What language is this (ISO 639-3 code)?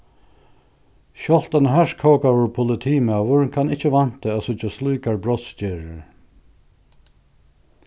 fao